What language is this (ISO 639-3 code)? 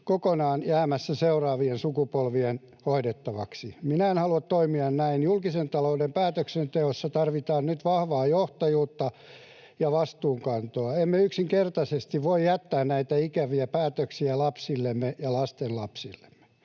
fin